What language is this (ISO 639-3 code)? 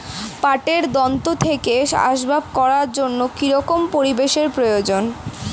ben